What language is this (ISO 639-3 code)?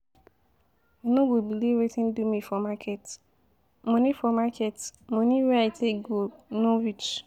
pcm